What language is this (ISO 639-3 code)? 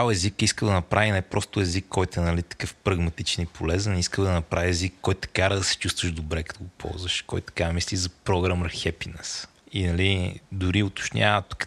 bul